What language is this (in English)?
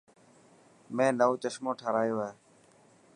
Dhatki